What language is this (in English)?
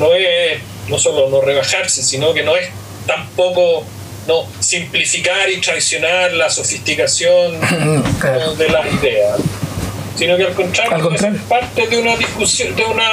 Spanish